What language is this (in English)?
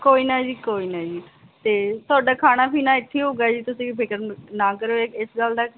Punjabi